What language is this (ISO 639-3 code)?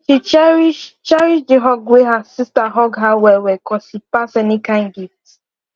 pcm